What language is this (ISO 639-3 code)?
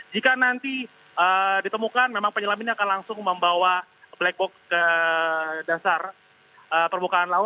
ind